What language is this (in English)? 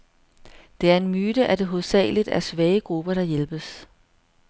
Danish